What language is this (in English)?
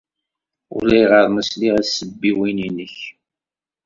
Kabyle